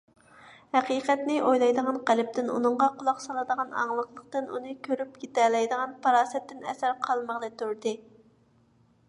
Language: Uyghur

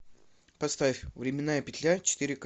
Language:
Russian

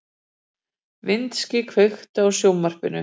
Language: Icelandic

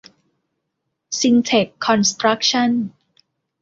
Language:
Thai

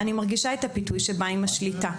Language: Hebrew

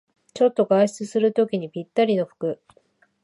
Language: Japanese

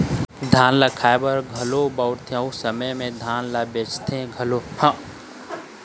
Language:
Chhattisgarhi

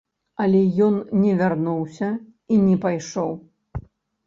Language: Belarusian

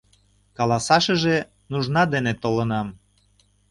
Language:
Mari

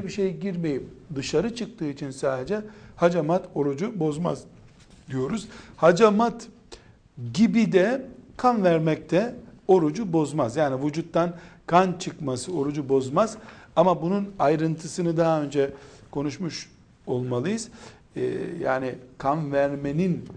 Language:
Turkish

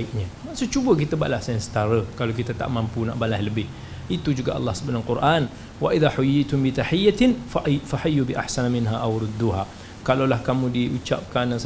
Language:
Malay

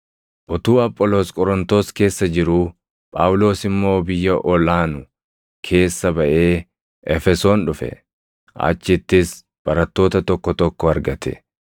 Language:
Oromo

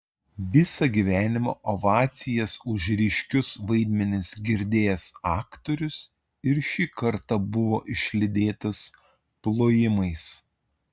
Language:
Lithuanian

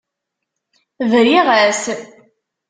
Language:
Kabyle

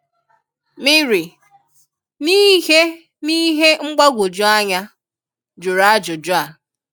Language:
Igbo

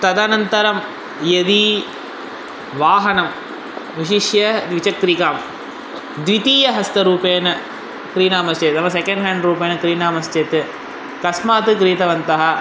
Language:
Sanskrit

